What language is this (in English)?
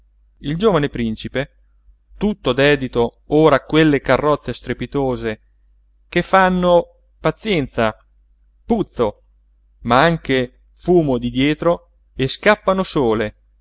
Italian